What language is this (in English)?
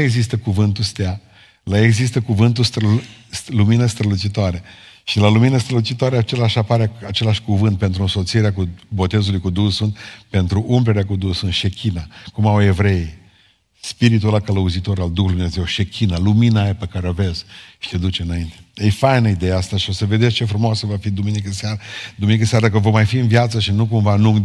Romanian